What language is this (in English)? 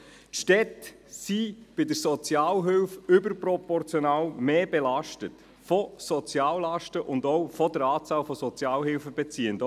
Swiss German